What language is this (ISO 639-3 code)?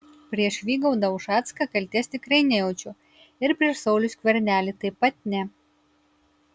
lit